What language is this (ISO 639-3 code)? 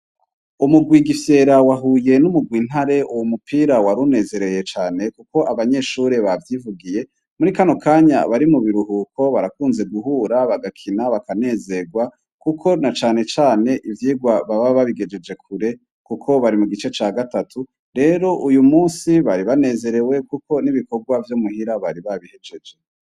run